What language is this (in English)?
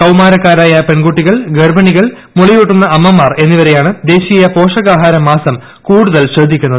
Malayalam